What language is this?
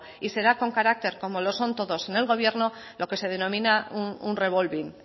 Spanish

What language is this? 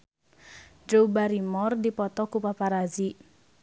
Sundanese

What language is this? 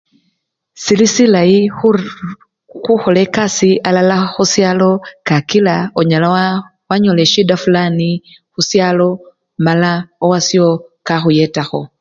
Luyia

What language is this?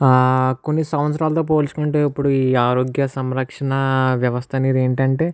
Telugu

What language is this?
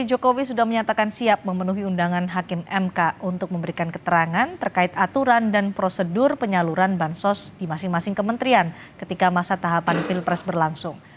Indonesian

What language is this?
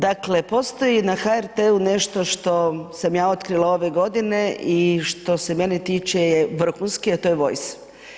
Croatian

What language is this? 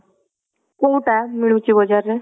Odia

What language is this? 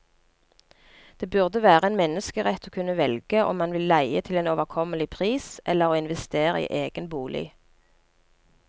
Norwegian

